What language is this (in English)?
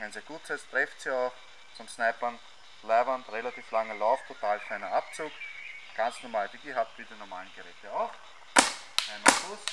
German